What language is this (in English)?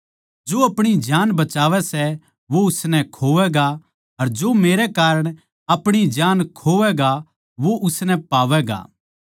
Haryanvi